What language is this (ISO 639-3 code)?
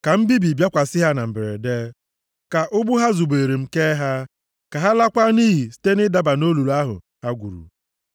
ibo